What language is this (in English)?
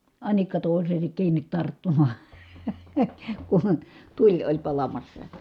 Finnish